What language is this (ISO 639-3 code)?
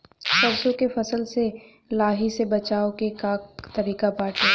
bho